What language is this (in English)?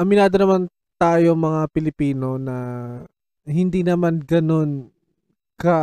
Filipino